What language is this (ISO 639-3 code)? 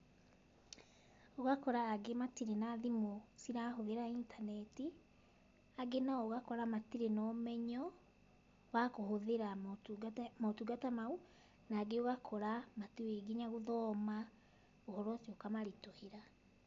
kik